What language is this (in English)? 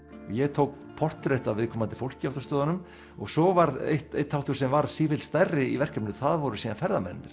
Icelandic